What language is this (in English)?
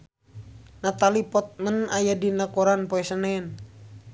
Sundanese